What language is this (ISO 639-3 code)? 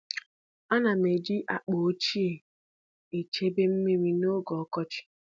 ibo